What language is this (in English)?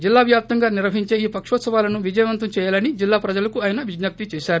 Telugu